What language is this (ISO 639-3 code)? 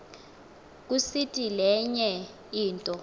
xho